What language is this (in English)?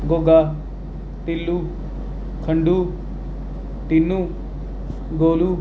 Dogri